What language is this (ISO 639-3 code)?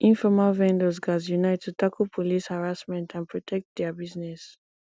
pcm